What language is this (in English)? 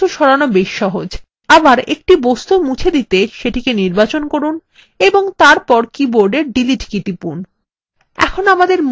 Bangla